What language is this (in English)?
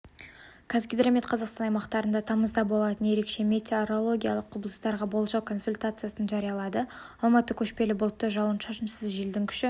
Kazakh